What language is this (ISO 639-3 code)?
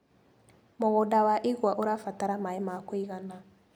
kik